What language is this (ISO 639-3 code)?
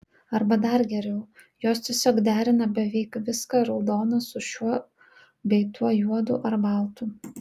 lit